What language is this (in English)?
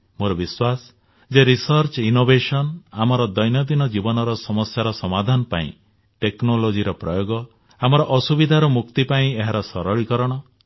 Odia